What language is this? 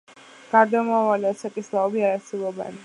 Georgian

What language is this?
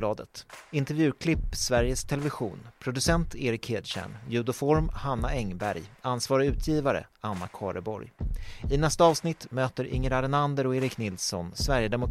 Swedish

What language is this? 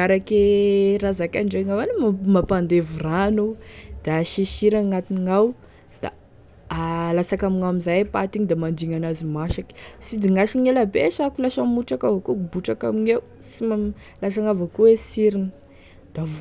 Tesaka Malagasy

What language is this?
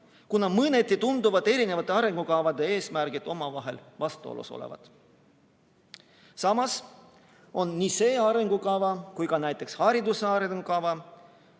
Estonian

